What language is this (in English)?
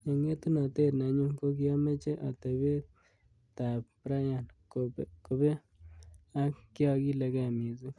Kalenjin